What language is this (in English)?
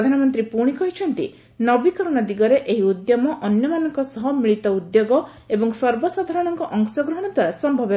Odia